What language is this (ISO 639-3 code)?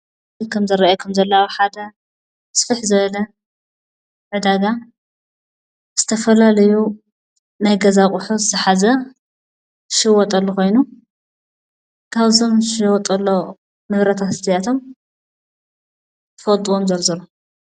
tir